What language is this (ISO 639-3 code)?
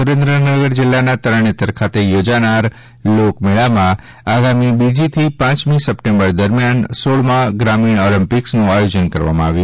guj